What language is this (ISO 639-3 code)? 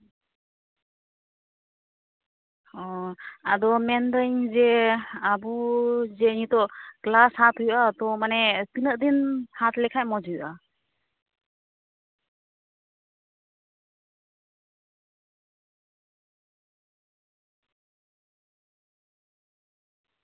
sat